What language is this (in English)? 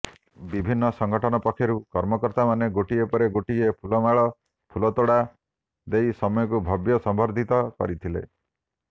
Odia